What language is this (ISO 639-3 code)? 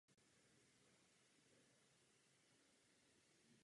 ces